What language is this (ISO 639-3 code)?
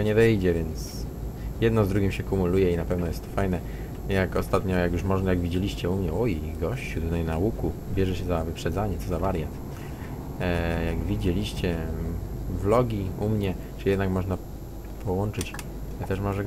pol